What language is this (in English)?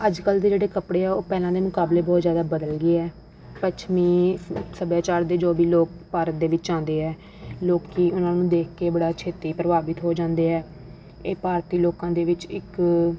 Punjabi